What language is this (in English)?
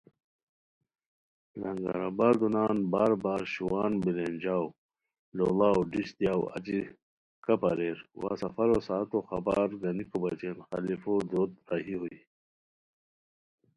Khowar